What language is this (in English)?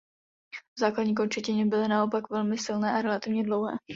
Czech